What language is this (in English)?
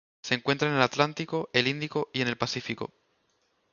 Spanish